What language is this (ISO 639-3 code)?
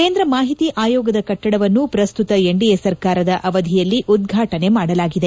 kan